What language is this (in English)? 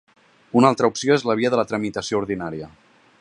Catalan